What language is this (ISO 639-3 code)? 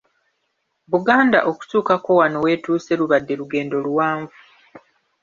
lug